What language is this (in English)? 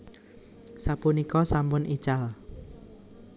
Javanese